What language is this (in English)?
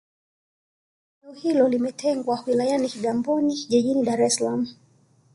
Swahili